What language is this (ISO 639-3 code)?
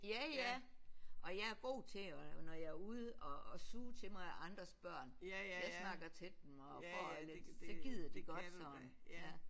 dan